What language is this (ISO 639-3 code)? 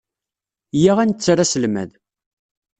kab